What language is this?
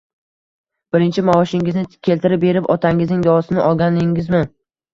Uzbek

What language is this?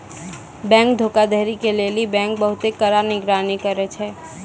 Maithili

